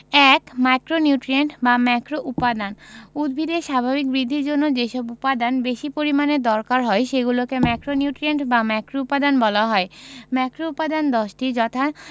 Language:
Bangla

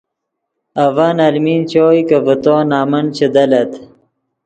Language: Yidgha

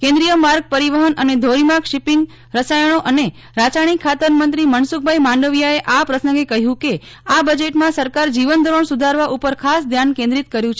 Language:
Gujarati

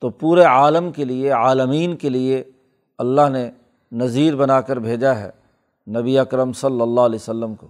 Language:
Urdu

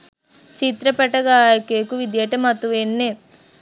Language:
Sinhala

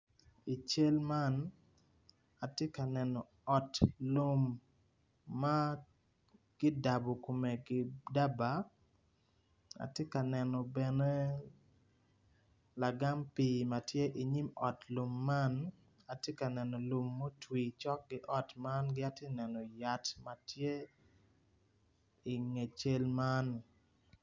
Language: Acoli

